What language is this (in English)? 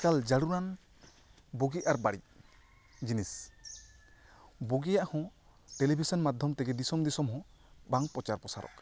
Santali